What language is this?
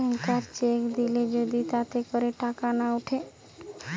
Bangla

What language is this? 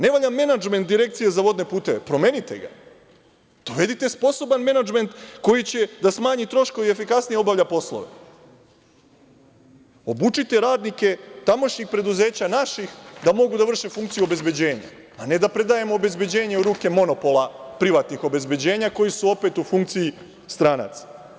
Serbian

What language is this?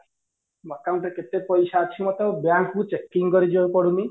Odia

